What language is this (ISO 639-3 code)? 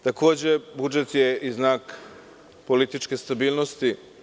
srp